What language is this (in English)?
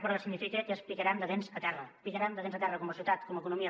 Catalan